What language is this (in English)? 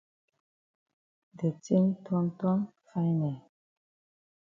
Cameroon Pidgin